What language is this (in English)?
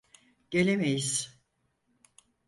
Turkish